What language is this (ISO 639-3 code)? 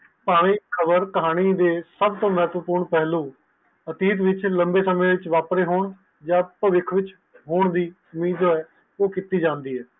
pan